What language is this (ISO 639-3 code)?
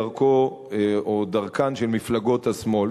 heb